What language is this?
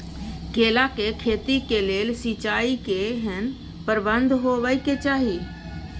Maithili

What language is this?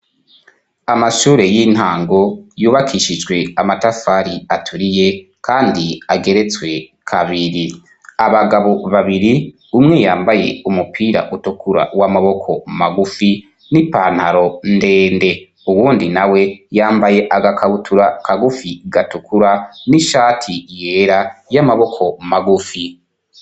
Rundi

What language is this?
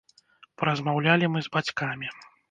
Belarusian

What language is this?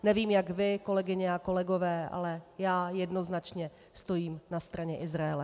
Czech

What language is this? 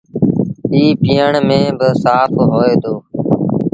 Sindhi Bhil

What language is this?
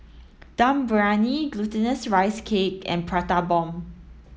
English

